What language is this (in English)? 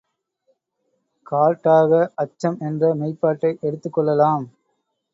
Tamil